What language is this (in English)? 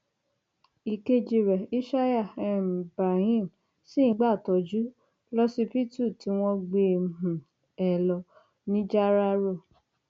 Yoruba